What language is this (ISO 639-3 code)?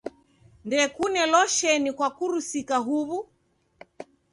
dav